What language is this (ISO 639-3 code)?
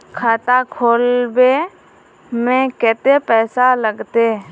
mag